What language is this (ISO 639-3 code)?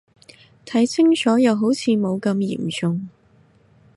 yue